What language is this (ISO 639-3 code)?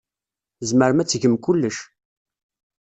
kab